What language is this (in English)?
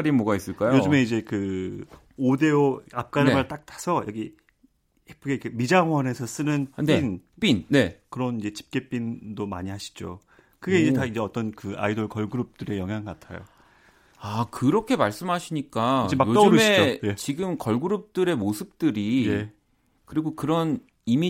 Korean